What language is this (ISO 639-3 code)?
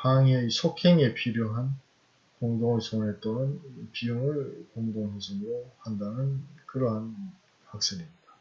kor